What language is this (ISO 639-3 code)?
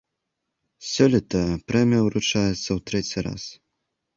bel